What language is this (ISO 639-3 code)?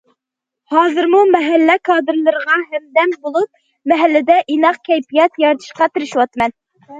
uig